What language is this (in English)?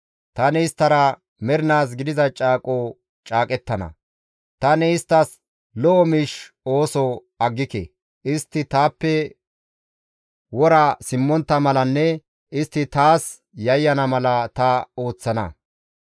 Gamo